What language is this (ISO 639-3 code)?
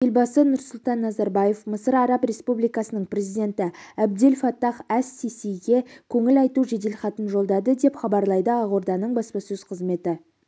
kaz